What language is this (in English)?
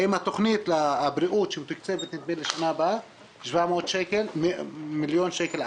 Hebrew